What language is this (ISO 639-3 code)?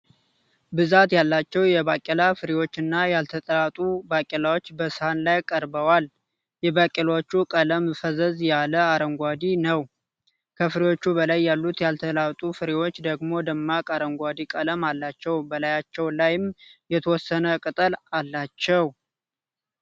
amh